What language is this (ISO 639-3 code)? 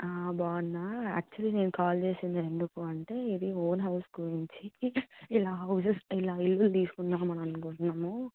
tel